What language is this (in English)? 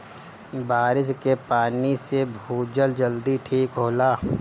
Bhojpuri